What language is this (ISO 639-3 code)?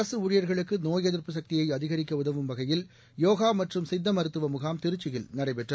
tam